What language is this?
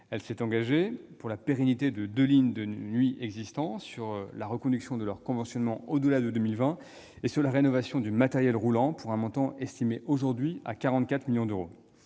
French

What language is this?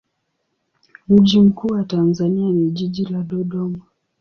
Swahili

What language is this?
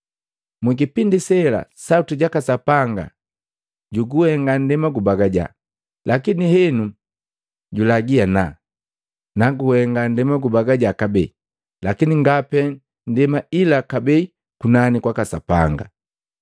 Matengo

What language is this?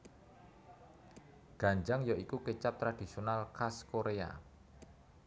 Javanese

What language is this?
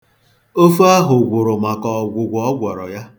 Igbo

